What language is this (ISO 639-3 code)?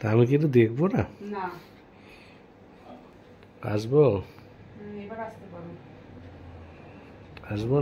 ben